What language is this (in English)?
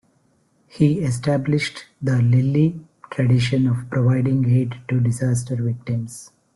English